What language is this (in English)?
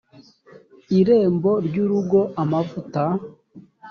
Kinyarwanda